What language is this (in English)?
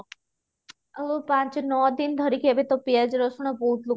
Odia